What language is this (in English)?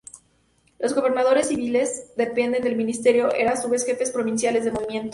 Spanish